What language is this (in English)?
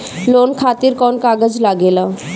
Bhojpuri